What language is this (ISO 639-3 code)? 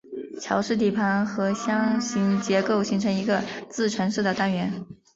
zho